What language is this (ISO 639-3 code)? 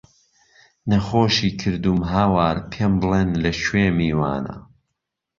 ckb